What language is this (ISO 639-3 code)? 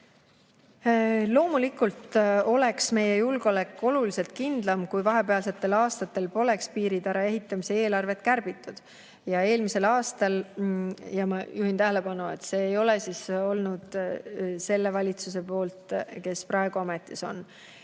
est